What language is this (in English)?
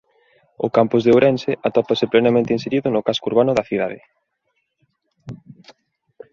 Galician